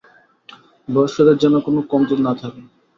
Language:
Bangla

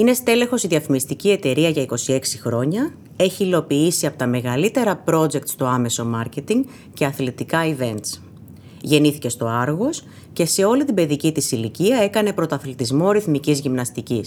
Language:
Greek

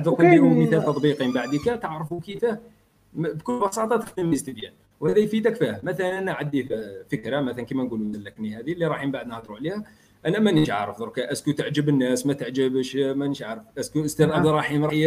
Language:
Arabic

